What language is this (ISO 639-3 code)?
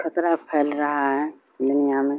urd